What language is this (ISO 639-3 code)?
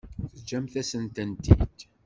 kab